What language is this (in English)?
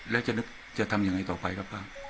Thai